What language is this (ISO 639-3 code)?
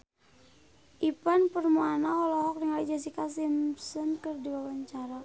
sun